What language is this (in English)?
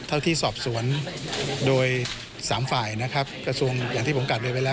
Thai